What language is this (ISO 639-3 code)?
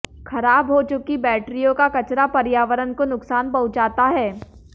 hin